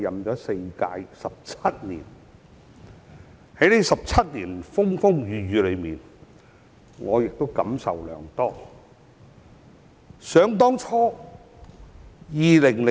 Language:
Cantonese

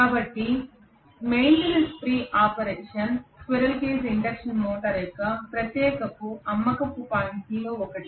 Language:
Telugu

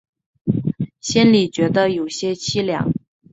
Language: Chinese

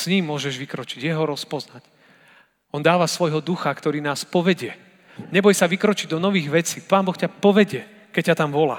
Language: Slovak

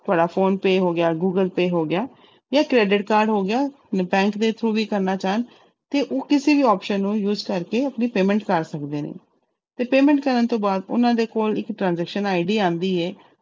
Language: Punjabi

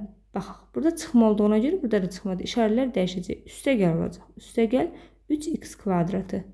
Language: Turkish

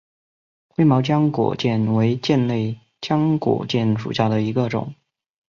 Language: Chinese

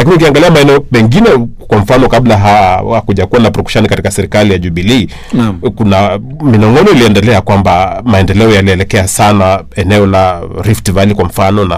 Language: Swahili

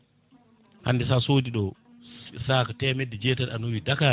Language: Fula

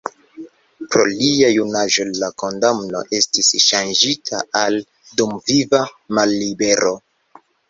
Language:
Esperanto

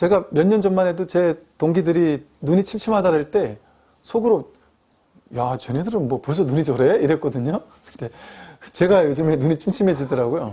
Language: Korean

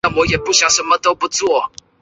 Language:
Chinese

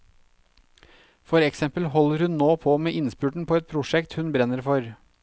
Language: Norwegian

